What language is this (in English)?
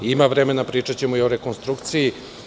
Serbian